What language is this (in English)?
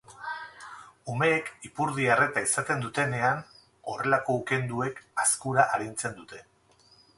Basque